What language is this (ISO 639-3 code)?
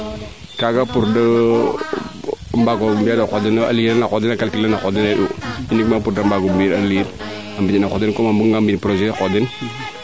srr